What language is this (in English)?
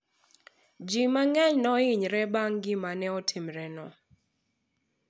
Luo (Kenya and Tanzania)